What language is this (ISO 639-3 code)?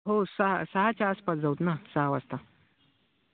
mar